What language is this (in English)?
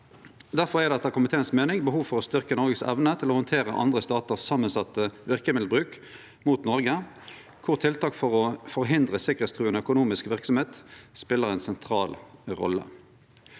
Norwegian